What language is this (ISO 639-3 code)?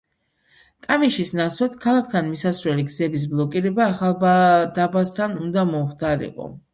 kat